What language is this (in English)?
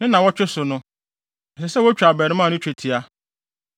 Akan